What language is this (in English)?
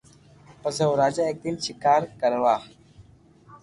Loarki